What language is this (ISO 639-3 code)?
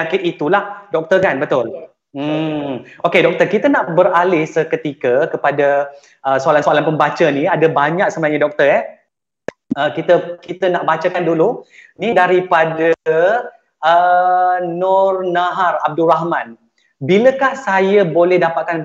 msa